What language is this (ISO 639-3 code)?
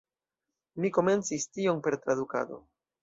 epo